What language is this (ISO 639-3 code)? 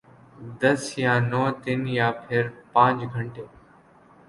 urd